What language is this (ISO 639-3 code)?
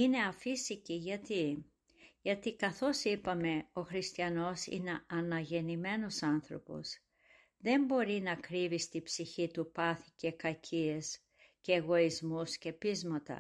ell